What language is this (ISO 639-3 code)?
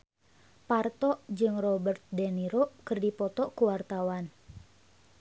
sun